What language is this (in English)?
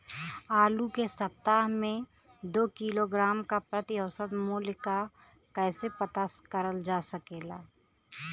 Bhojpuri